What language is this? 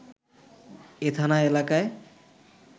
Bangla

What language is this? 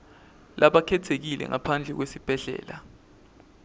Swati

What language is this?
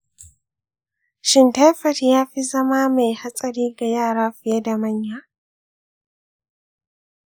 Hausa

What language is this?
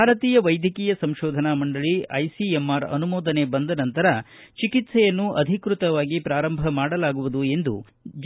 Kannada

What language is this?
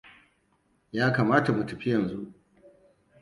Hausa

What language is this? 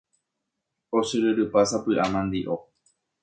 Guarani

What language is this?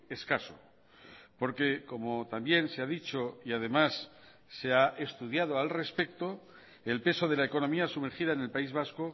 Spanish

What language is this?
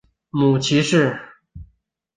Chinese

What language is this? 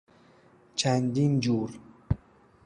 Persian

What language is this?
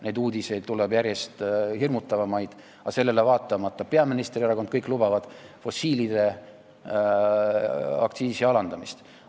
Estonian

